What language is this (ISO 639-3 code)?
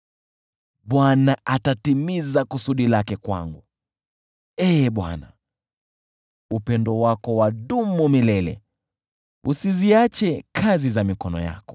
swa